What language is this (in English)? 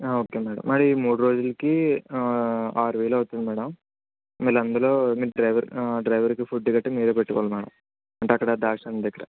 Telugu